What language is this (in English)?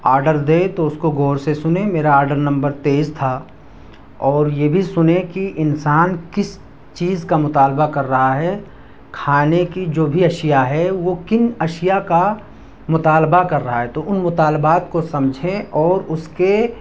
Urdu